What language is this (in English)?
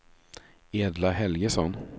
Swedish